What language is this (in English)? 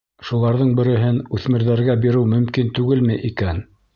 Bashkir